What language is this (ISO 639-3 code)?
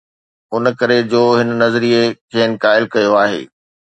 snd